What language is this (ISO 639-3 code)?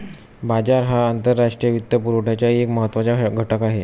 mar